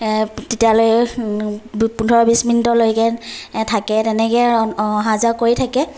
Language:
Assamese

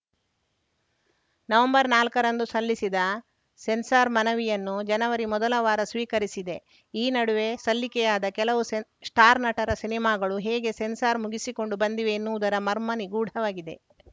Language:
Kannada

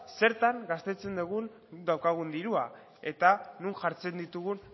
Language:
Basque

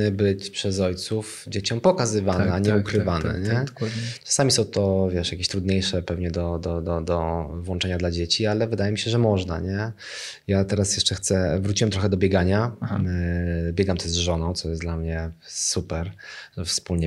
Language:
Polish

